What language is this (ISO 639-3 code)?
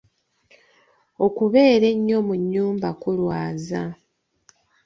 lug